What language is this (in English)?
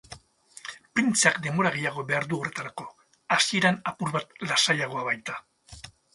Basque